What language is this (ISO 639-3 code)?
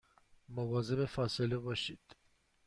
fas